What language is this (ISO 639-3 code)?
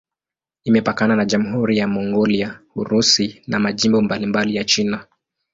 swa